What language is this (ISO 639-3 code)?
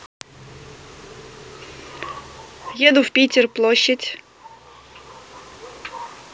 rus